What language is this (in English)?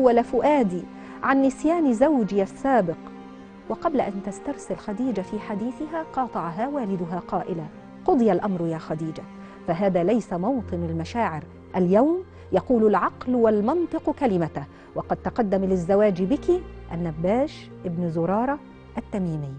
Arabic